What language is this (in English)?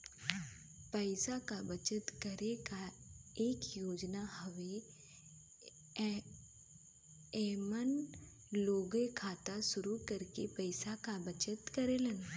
Bhojpuri